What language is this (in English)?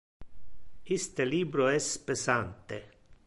Interlingua